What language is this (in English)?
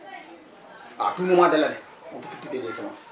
Wolof